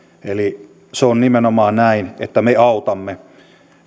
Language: Finnish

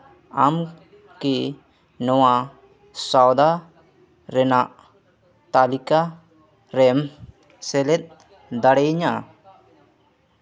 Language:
Santali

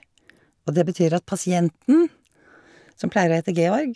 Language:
Norwegian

